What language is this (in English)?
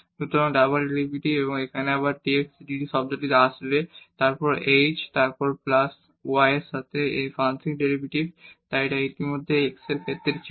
Bangla